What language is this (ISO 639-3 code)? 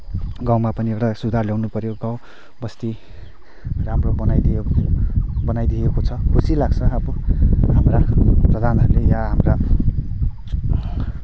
nep